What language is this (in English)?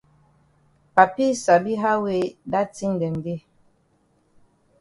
Cameroon Pidgin